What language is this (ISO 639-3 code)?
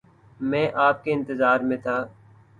urd